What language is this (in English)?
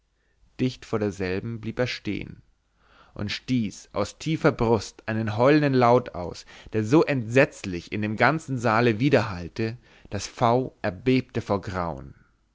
German